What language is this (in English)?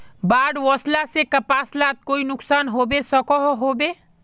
Magahi